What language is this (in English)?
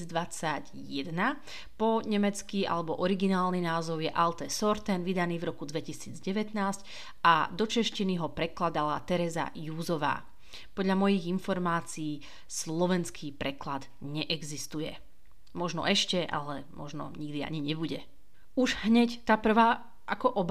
Slovak